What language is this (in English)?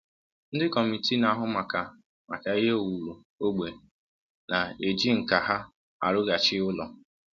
Igbo